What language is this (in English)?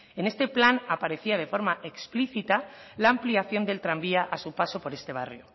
Spanish